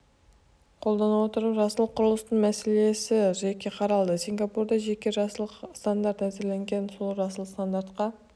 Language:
Kazakh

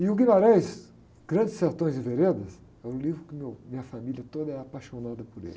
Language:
Portuguese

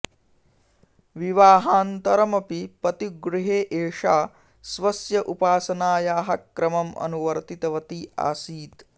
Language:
Sanskrit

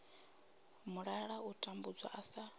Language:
Venda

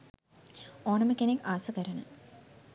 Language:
Sinhala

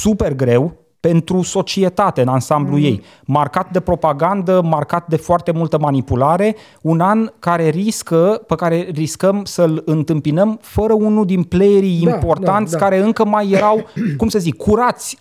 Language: Romanian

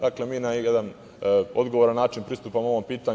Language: Serbian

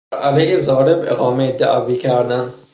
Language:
Persian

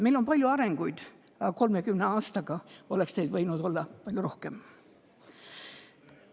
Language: Estonian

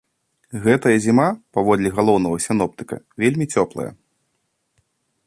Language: Belarusian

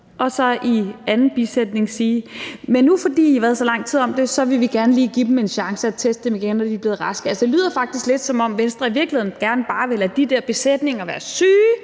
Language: Danish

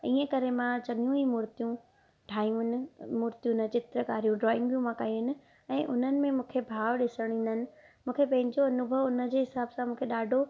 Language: Sindhi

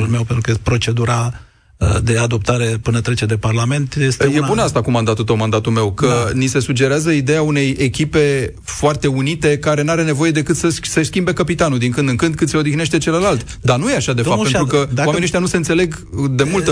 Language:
Romanian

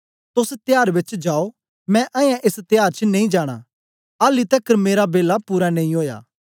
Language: Dogri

